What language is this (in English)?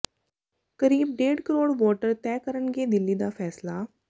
Punjabi